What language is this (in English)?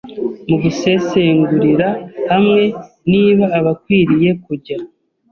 Kinyarwanda